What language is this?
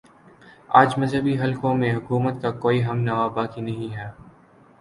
Urdu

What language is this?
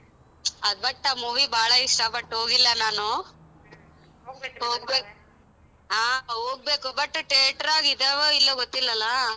Kannada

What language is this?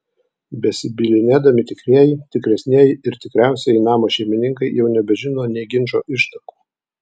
Lithuanian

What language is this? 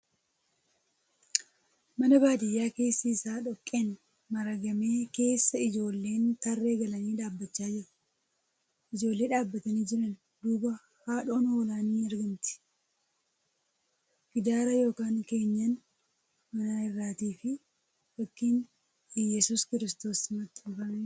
Oromo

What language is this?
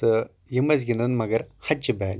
Kashmiri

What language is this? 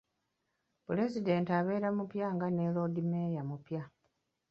Ganda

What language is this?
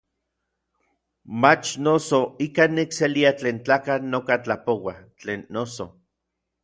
Orizaba Nahuatl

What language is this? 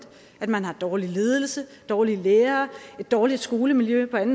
Danish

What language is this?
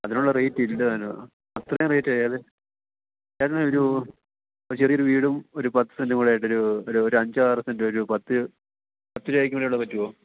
Malayalam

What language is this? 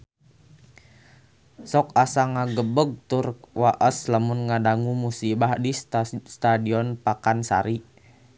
Sundanese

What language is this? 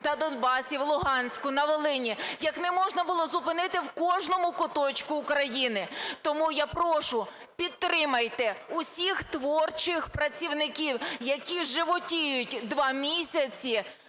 Ukrainian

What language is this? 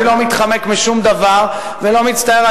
Hebrew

